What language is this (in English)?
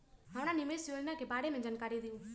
Magahi